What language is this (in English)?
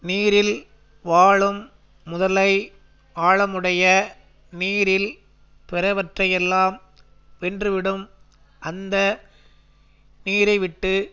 Tamil